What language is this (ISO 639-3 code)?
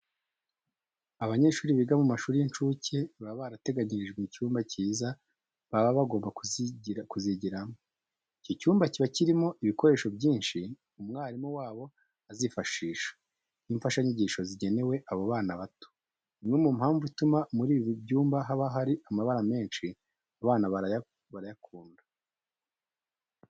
kin